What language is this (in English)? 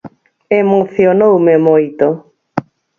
Galician